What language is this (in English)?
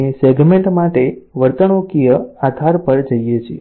Gujarati